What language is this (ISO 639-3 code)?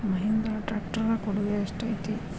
kan